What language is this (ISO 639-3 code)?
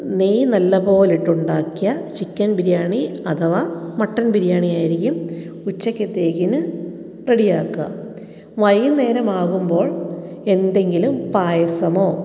mal